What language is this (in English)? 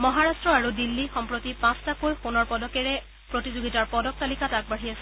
Assamese